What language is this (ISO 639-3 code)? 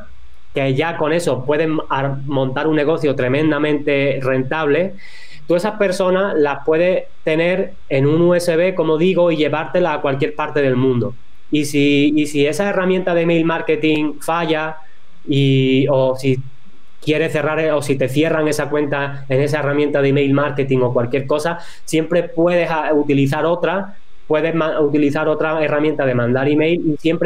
spa